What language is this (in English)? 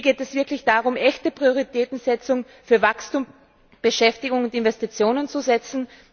German